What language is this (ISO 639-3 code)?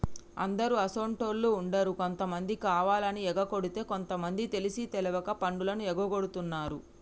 tel